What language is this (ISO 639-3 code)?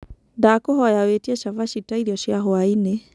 kik